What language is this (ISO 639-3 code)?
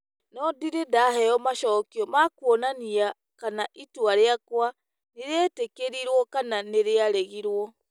kik